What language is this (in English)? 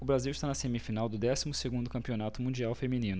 Portuguese